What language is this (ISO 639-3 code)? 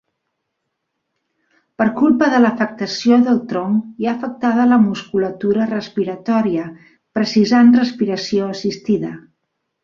cat